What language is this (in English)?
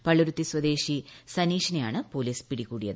Malayalam